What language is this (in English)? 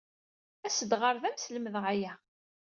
Kabyle